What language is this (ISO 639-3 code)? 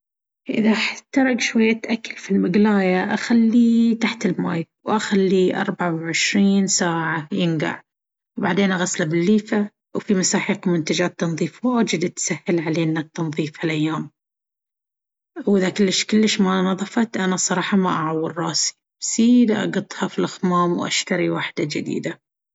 abv